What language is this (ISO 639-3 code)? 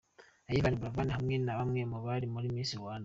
kin